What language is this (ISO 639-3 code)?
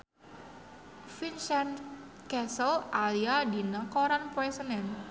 sun